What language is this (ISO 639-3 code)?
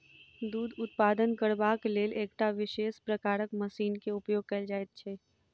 mai